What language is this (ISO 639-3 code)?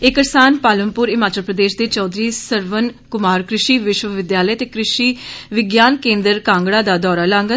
doi